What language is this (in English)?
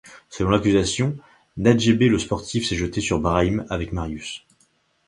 French